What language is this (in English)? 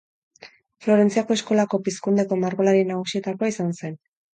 Basque